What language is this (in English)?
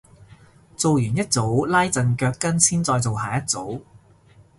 Cantonese